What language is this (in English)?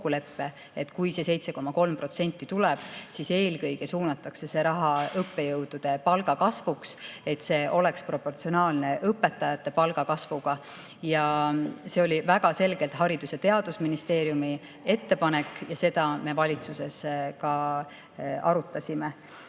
Estonian